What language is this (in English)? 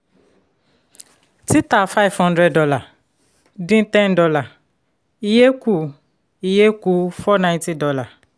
Yoruba